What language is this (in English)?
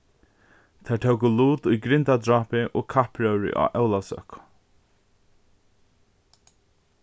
Faroese